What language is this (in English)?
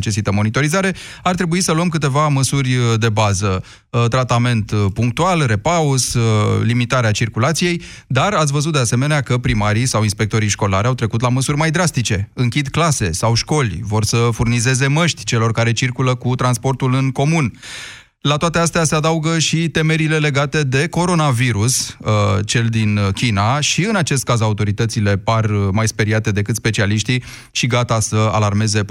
Romanian